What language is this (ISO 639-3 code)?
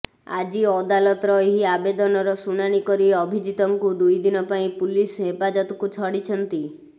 ori